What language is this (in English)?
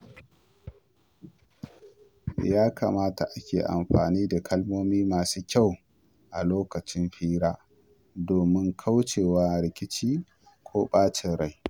Hausa